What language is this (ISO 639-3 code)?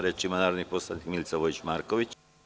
srp